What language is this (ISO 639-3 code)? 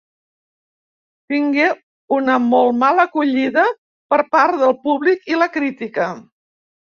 cat